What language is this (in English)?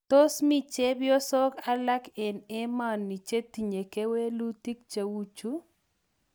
Kalenjin